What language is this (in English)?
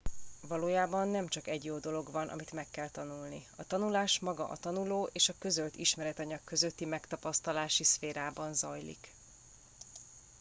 Hungarian